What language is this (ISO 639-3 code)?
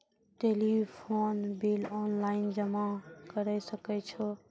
mai